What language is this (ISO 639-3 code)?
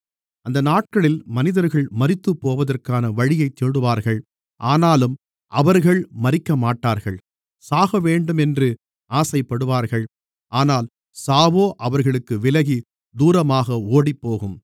tam